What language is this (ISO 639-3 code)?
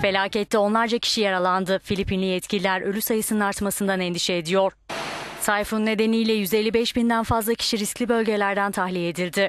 tur